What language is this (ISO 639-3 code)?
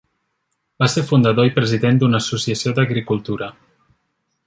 cat